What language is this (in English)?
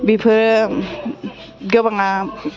Bodo